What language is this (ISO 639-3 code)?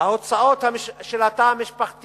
heb